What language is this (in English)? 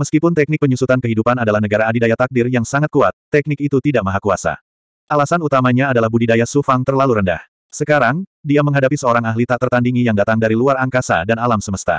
Indonesian